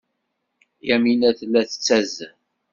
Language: Kabyle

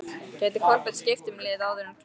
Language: Icelandic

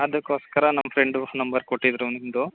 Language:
Kannada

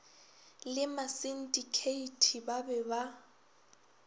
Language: Northern Sotho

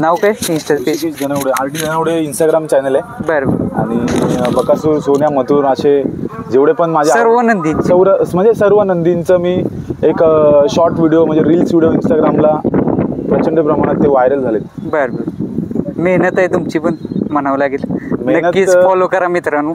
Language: Marathi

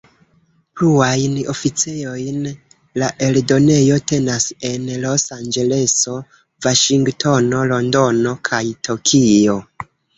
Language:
Esperanto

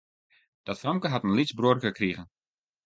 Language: Western Frisian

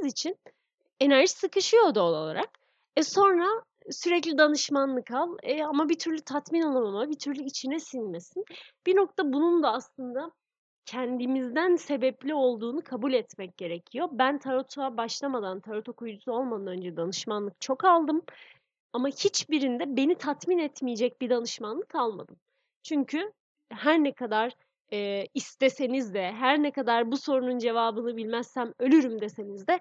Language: Turkish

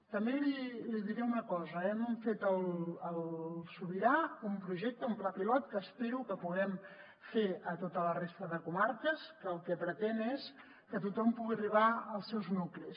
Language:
Catalan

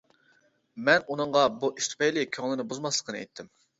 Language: Uyghur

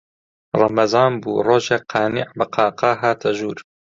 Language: Central Kurdish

